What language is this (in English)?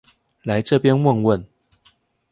Chinese